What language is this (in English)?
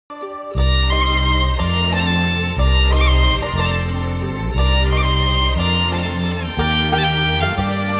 Thai